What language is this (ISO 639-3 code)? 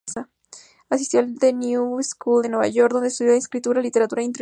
spa